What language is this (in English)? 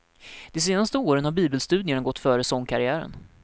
Swedish